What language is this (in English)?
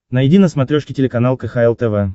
Russian